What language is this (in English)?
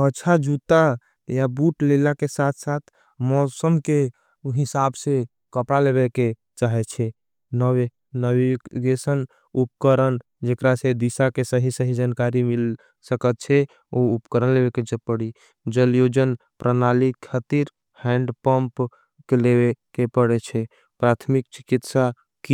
Angika